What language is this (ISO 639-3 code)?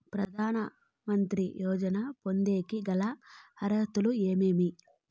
tel